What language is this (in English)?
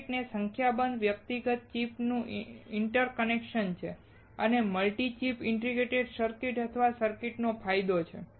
Gujarati